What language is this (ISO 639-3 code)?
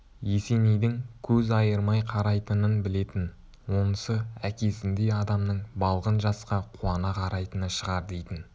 kaz